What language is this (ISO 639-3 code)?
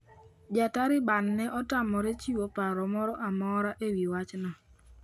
luo